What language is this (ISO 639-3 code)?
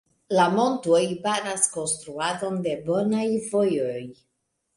epo